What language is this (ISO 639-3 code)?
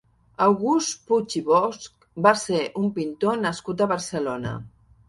cat